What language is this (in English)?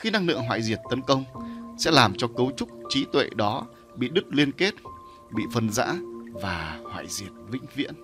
Vietnamese